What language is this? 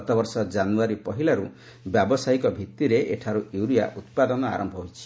Odia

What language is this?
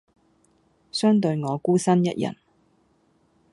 Cantonese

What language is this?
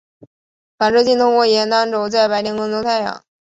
Chinese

